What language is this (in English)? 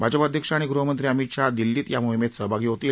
Marathi